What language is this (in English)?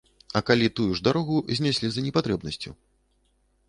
Belarusian